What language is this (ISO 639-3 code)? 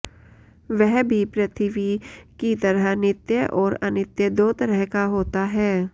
san